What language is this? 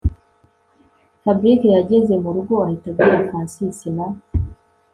Kinyarwanda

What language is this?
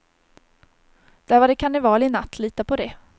Swedish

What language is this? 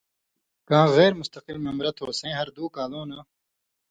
Indus Kohistani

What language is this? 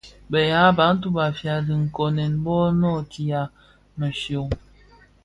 Bafia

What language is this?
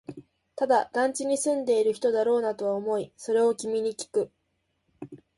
Japanese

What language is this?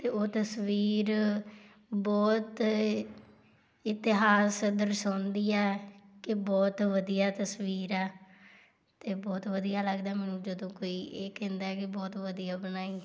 Punjabi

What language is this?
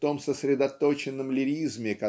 Russian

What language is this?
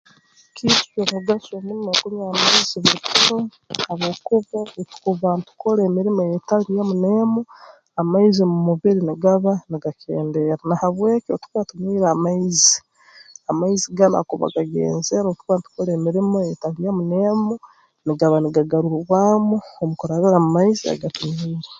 Tooro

